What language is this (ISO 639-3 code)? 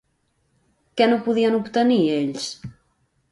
cat